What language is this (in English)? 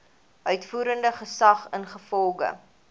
Afrikaans